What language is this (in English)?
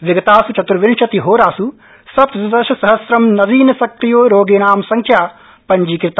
Sanskrit